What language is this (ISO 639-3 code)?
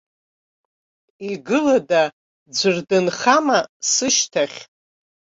abk